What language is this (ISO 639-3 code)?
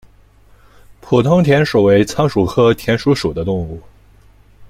zho